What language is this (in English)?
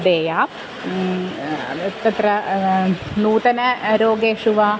Sanskrit